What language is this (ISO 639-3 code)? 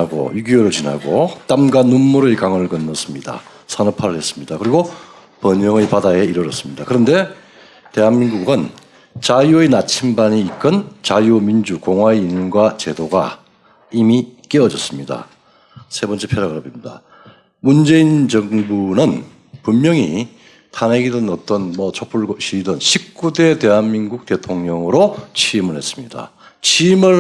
kor